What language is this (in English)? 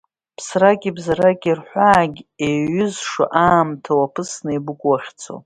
Abkhazian